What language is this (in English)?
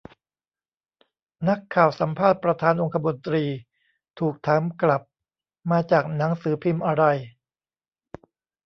Thai